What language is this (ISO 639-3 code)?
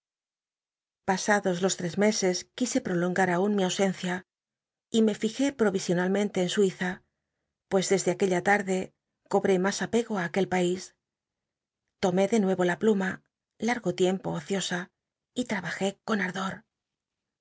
spa